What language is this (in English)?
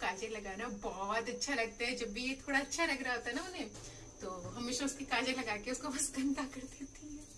Hindi